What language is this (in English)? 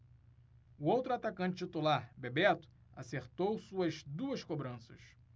Portuguese